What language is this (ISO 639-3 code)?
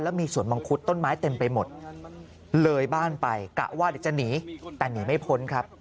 tha